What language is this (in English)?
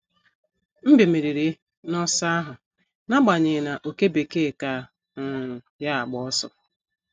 Igbo